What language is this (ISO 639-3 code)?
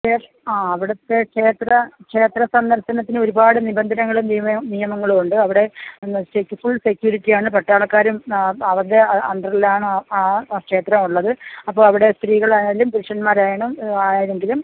mal